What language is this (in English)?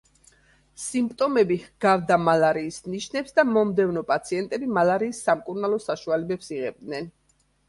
Georgian